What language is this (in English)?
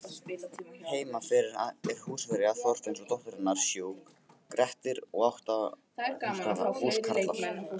Icelandic